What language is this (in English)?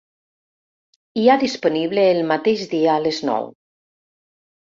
Catalan